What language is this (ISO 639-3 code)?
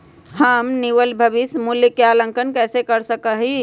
mag